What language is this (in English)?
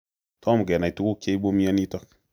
Kalenjin